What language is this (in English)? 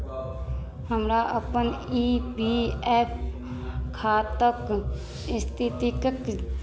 Maithili